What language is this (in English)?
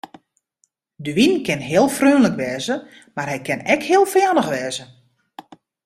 Western Frisian